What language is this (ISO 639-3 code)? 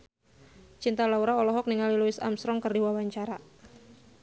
sun